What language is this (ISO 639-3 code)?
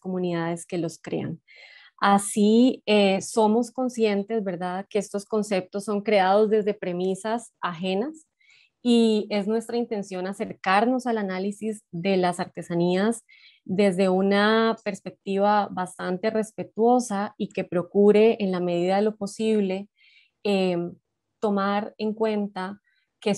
spa